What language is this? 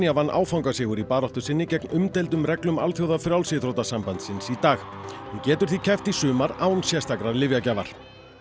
Icelandic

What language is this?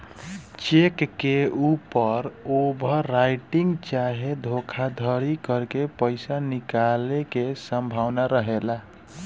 Bhojpuri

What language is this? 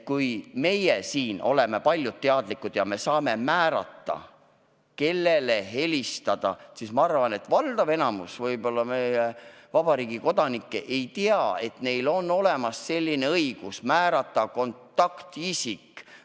Estonian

